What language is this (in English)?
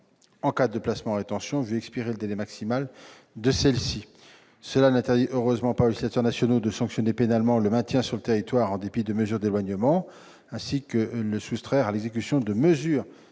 French